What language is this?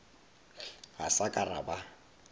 Northern Sotho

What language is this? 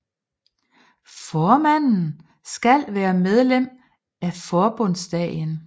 Danish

